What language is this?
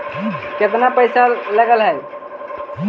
Magahi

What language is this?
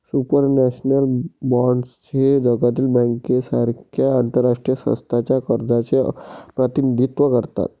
Marathi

